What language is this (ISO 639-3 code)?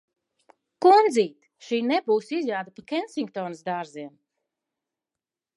lav